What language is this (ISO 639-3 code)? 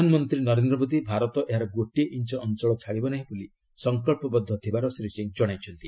ori